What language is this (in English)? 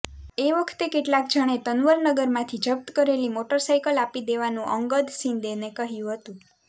Gujarati